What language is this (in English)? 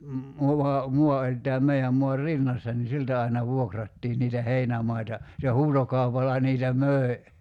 Finnish